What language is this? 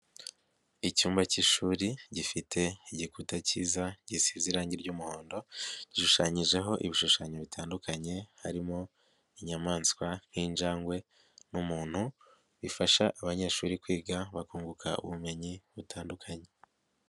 Kinyarwanda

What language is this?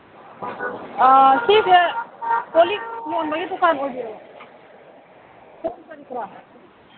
Manipuri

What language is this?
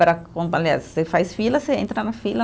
Portuguese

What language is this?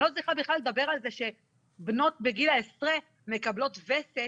Hebrew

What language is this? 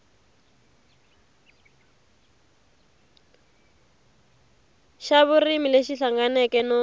Tsonga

